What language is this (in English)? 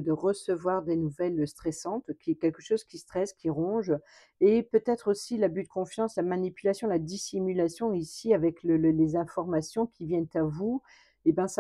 French